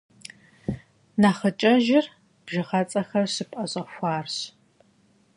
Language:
Kabardian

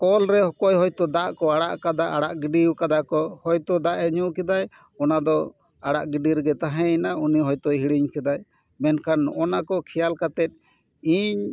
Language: Santali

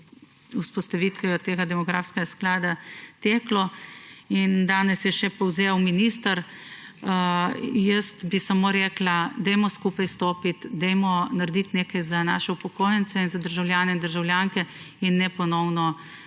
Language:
Slovenian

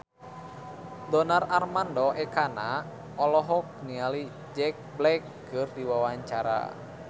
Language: Sundanese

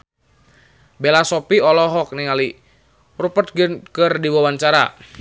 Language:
Sundanese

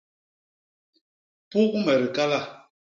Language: Basaa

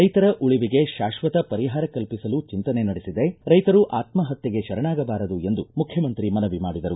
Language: Kannada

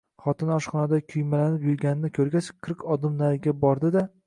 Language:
Uzbek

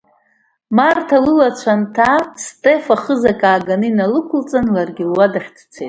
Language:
Abkhazian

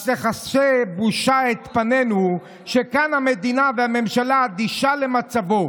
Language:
Hebrew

